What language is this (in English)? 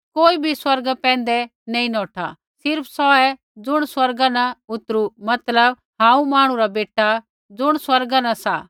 Kullu Pahari